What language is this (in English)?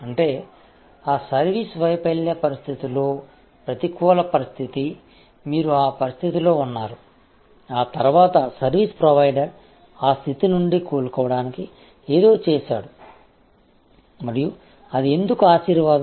Telugu